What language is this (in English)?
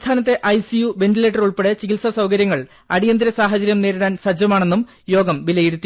Malayalam